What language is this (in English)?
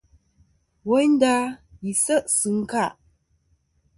Kom